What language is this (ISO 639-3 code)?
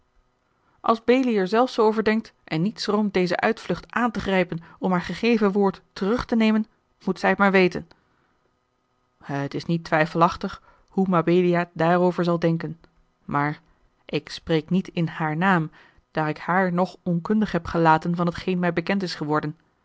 nld